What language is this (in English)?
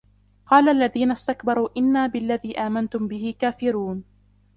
Arabic